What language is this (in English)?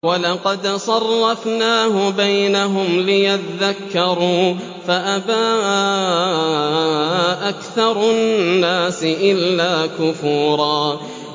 Arabic